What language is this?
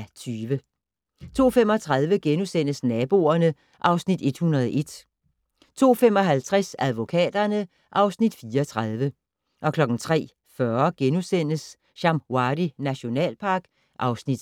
Danish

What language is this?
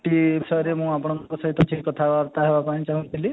Odia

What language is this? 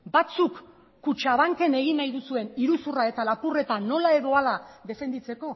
Basque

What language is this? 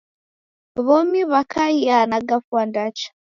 Taita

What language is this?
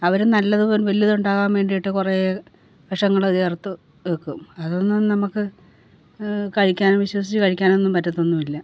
Malayalam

